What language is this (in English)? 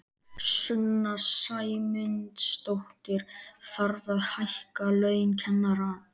Icelandic